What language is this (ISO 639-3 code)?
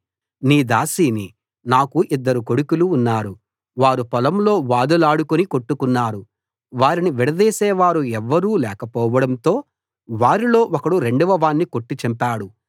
tel